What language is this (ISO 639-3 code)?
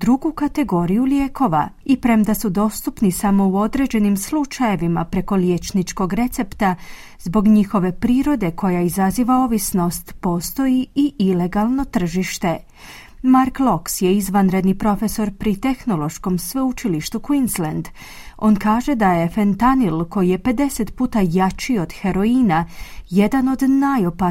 hrv